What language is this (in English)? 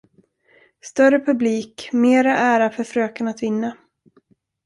Swedish